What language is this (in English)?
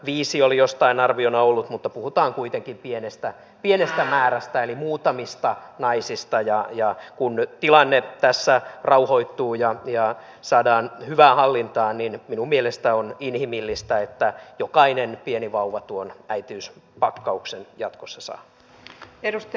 Finnish